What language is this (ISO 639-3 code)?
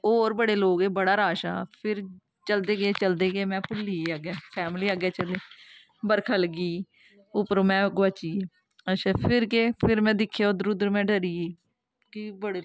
doi